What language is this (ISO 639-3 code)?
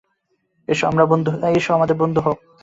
ben